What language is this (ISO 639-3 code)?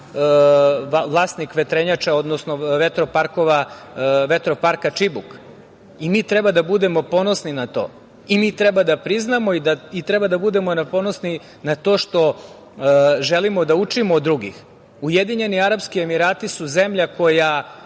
srp